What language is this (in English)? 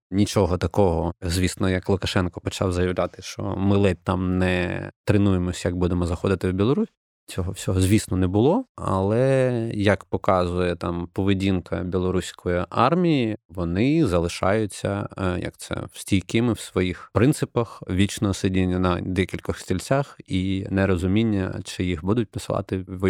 Ukrainian